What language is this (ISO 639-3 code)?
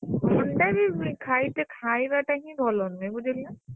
ori